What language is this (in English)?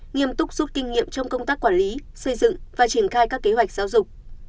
Vietnamese